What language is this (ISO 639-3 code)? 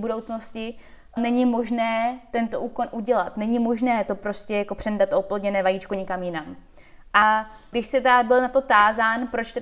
ces